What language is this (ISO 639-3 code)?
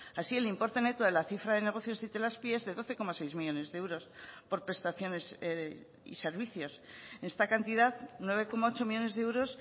spa